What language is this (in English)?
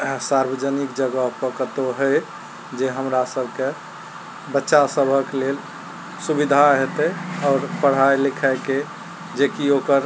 Maithili